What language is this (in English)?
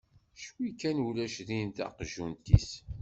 Kabyle